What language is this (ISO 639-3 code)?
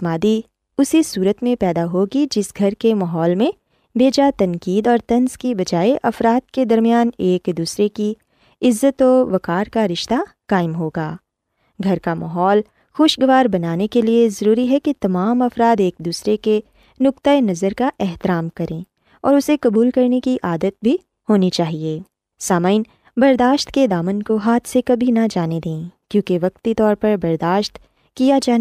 urd